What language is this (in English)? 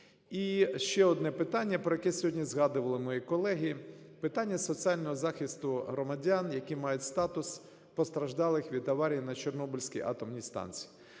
Ukrainian